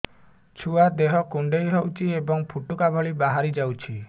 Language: Odia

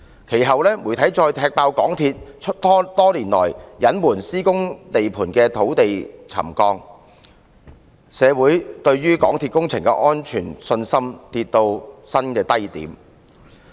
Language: Cantonese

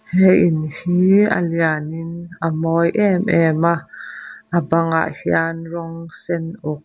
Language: Mizo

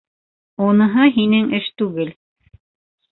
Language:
Bashkir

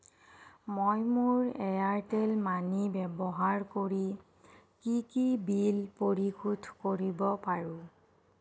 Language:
Assamese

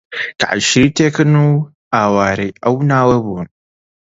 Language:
Central Kurdish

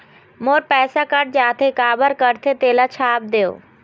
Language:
Chhattisgarhi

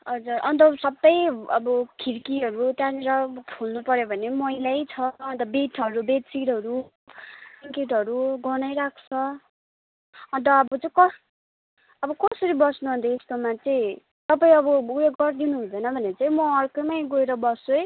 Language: Nepali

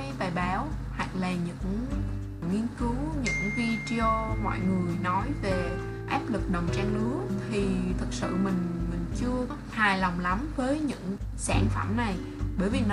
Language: Vietnamese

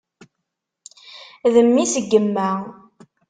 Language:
Kabyle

